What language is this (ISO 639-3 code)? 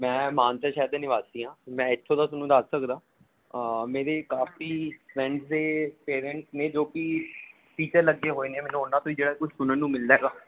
pan